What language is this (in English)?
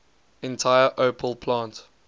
English